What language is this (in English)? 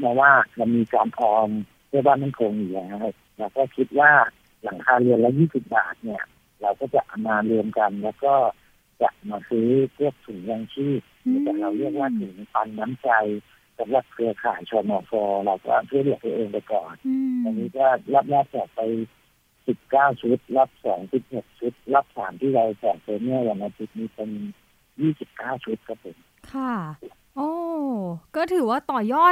Thai